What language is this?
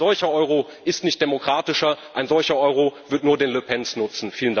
German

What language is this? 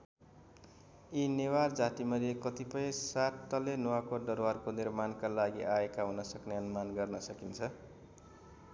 Nepali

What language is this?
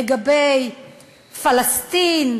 Hebrew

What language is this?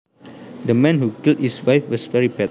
Javanese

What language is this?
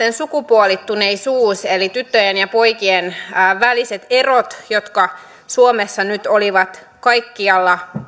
Finnish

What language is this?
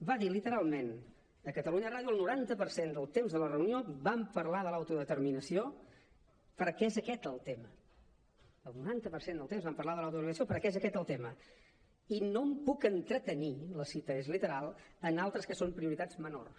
Catalan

